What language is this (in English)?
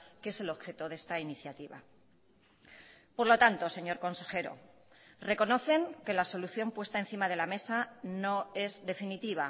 Spanish